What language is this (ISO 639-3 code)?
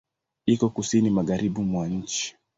swa